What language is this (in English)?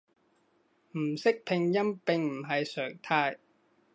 Cantonese